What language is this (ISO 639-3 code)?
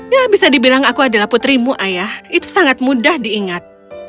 ind